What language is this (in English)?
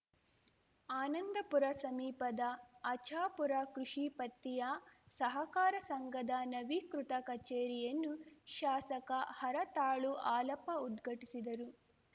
Kannada